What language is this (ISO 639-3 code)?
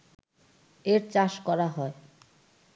ben